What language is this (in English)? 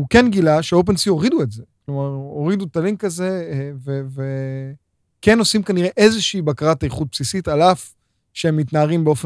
Hebrew